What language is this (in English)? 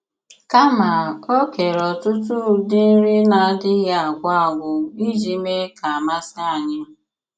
Igbo